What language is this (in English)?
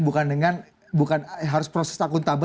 Indonesian